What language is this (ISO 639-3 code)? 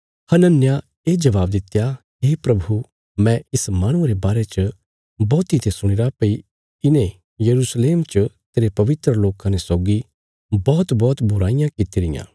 kfs